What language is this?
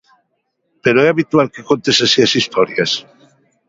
Galician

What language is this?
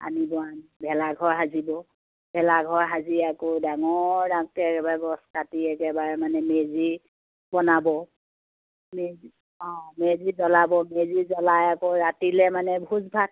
Assamese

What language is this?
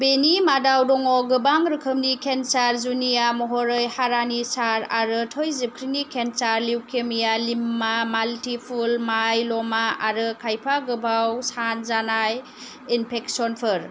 Bodo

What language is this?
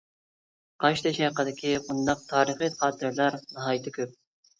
Uyghur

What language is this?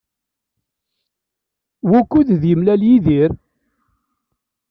Kabyle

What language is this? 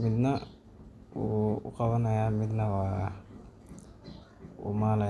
Somali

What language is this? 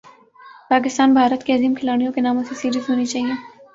Urdu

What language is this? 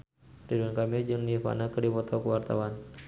Sundanese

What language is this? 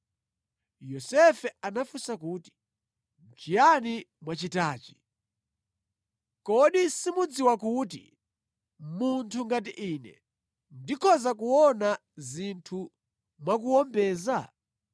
Nyanja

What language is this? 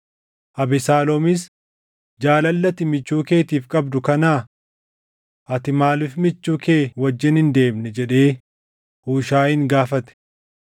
Oromo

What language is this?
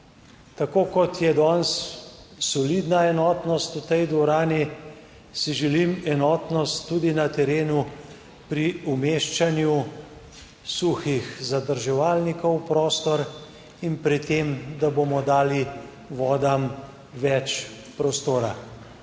Slovenian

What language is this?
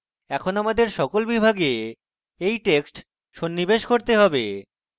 Bangla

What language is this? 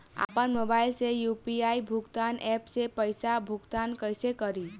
Bhojpuri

